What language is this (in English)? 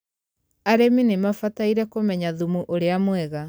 Kikuyu